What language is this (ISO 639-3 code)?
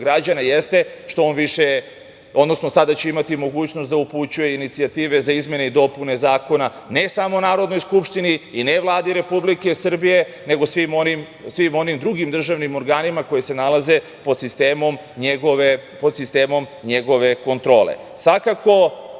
srp